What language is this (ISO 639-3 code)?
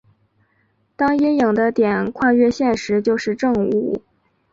zho